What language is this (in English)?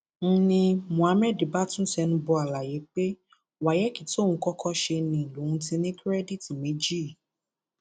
Yoruba